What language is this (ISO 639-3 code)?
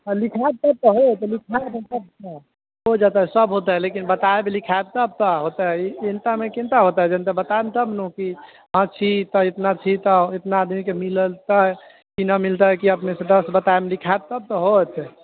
mai